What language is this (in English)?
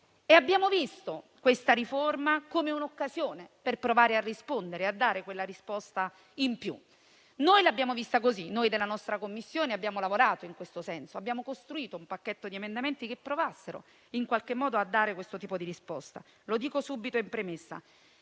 Italian